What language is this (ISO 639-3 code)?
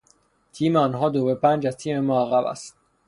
fas